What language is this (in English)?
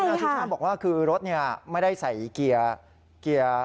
Thai